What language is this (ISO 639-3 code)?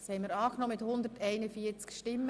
gsw